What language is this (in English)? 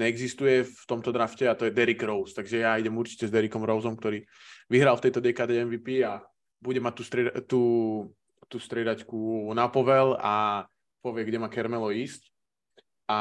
Slovak